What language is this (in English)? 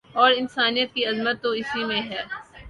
Urdu